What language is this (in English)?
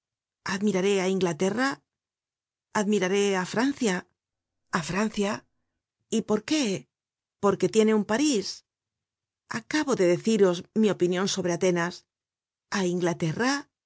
Spanish